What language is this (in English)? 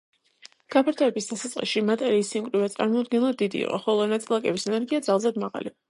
Georgian